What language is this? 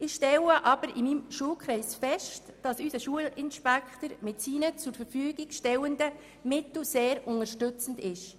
Swiss German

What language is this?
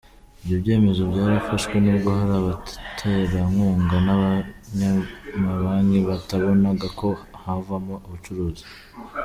Kinyarwanda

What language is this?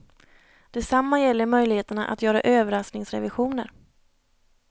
Swedish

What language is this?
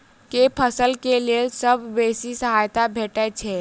Maithili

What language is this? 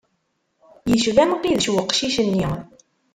Kabyle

